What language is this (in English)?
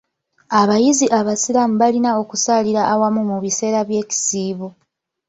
Ganda